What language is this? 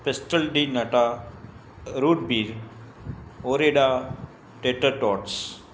Sindhi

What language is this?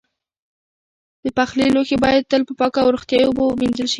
Pashto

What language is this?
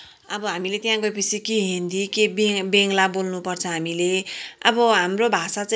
Nepali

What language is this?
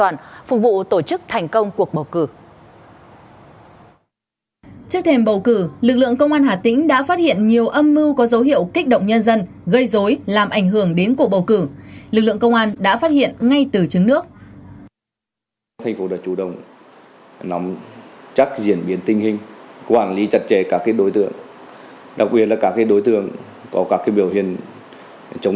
Vietnamese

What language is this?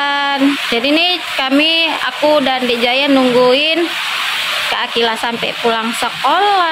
Indonesian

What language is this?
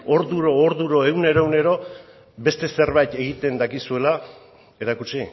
Basque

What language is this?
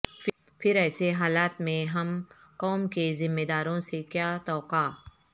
Urdu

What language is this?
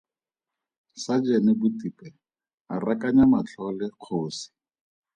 Tswana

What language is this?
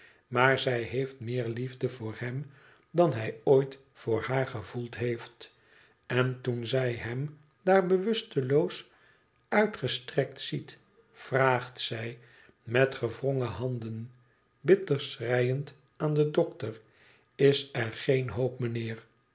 Dutch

